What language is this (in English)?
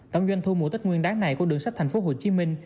Vietnamese